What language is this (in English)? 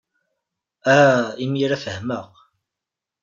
Kabyle